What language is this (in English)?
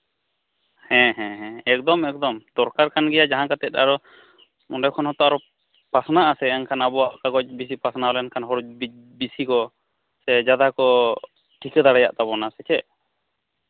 Santali